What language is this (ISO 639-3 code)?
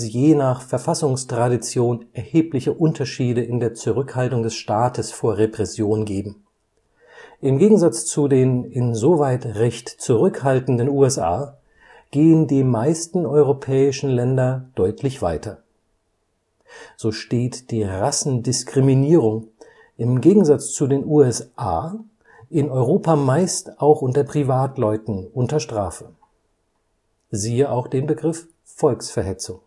deu